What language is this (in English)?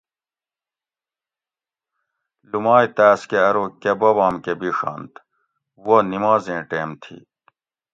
Gawri